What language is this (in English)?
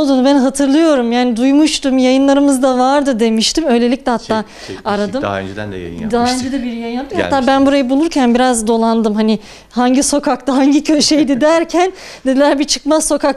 Turkish